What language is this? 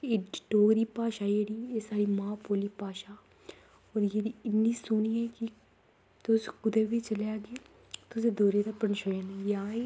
Dogri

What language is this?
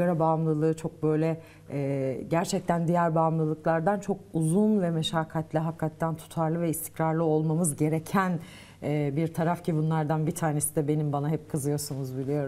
Turkish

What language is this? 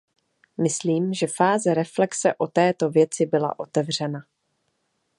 Czech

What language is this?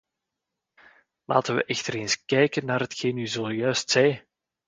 Dutch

